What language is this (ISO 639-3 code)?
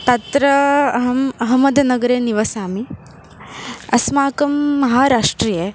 san